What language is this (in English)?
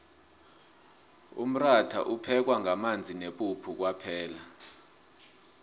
South Ndebele